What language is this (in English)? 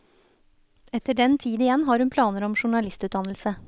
Norwegian